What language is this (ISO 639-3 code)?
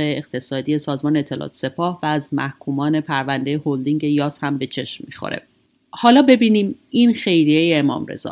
fas